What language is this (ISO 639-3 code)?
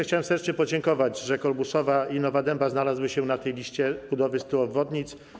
pol